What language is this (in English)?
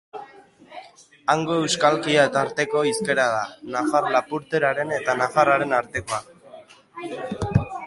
Basque